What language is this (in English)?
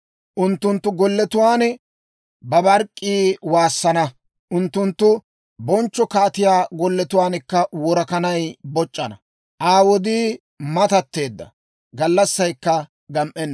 Dawro